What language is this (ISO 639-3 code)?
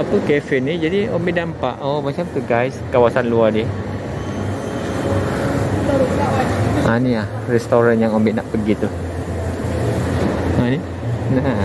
msa